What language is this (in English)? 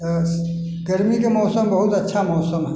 Maithili